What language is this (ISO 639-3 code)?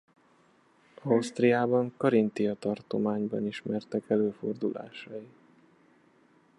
hun